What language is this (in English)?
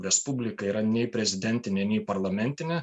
Lithuanian